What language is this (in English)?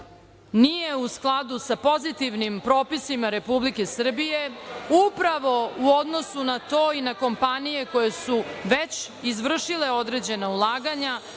Serbian